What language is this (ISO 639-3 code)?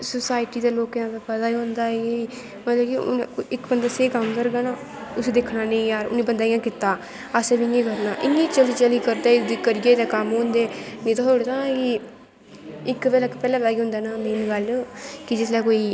doi